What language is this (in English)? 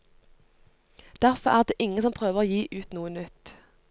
Norwegian